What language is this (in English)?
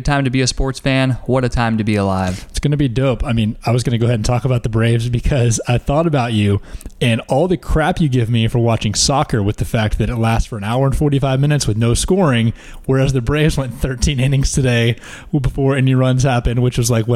English